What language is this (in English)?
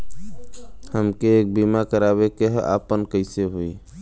Bhojpuri